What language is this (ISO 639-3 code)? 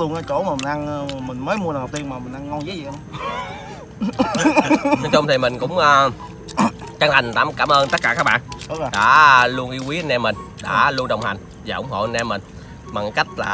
vie